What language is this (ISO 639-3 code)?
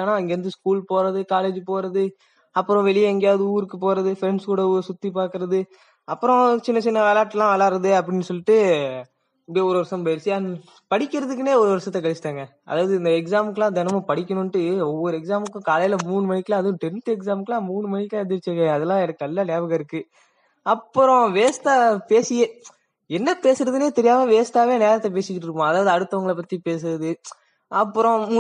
tam